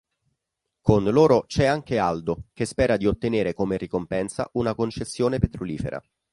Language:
Italian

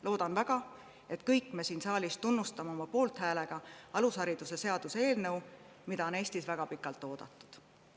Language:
Estonian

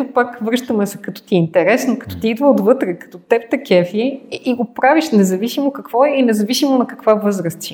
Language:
Bulgarian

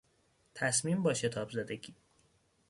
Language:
Persian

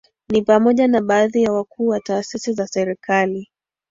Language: Swahili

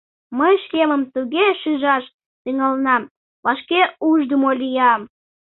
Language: Mari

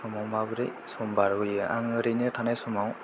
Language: Bodo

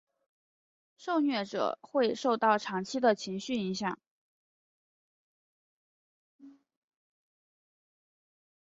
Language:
Chinese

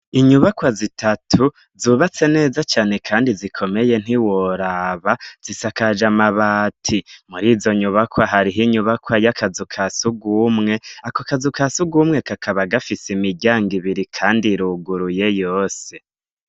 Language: Rundi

